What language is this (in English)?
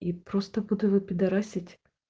Russian